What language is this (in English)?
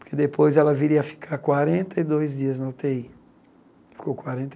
Portuguese